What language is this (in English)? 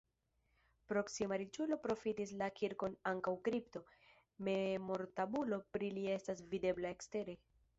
Esperanto